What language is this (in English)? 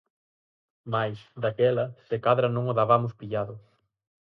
Galician